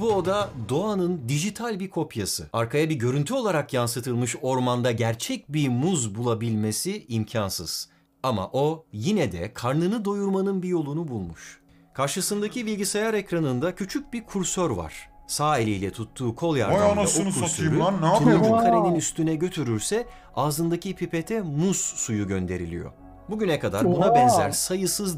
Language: Turkish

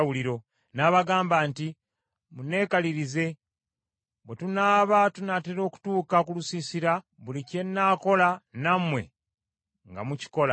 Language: Ganda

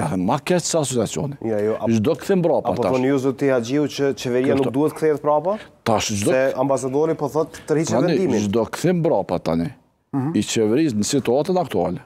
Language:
Romanian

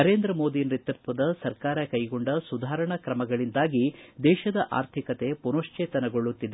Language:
Kannada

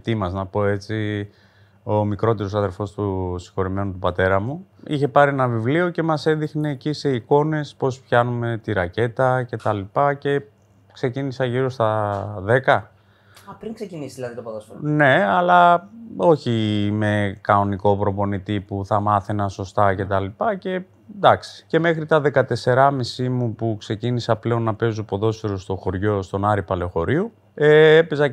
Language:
Greek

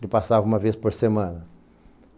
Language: Portuguese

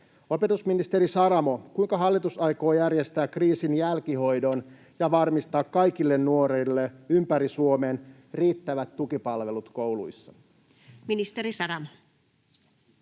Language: Finnish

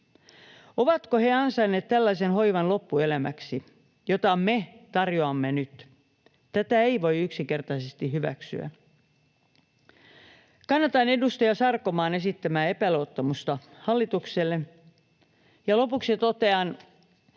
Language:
Finnish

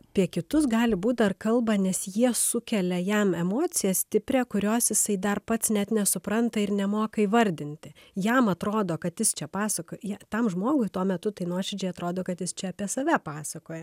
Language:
Lithuanian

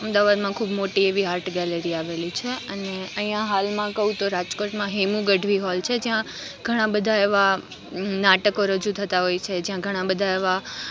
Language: Gujarati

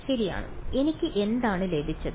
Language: Malayalam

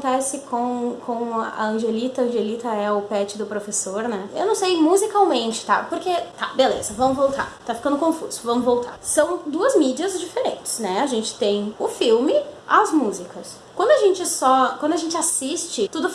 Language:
Portuguese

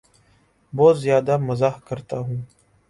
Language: Urdu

